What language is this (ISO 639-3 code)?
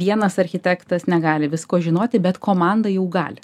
lit